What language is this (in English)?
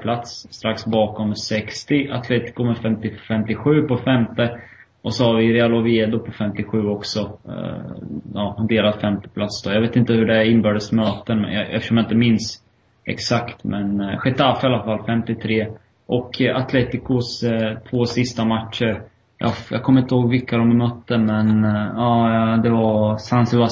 Swedish